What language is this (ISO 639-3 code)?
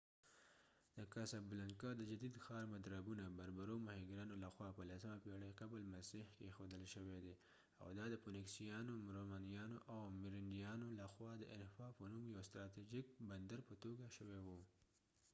pus